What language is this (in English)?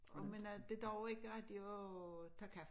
Danish